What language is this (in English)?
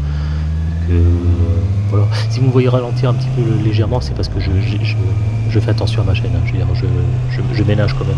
French